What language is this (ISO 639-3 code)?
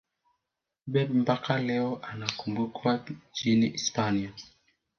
swa